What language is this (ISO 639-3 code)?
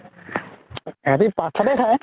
asm